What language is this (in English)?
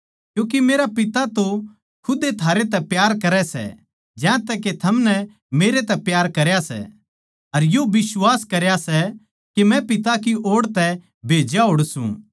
Haryanvi